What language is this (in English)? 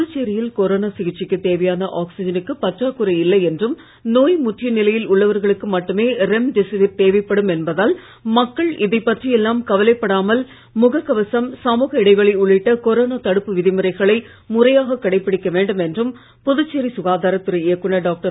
Tamil